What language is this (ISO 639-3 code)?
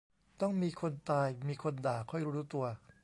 tha